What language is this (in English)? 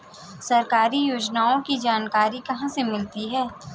Hindi